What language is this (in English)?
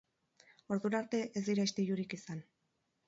Basque